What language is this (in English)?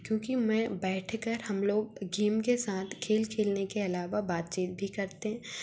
Hindi